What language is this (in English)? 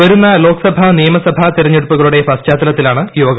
Malayalam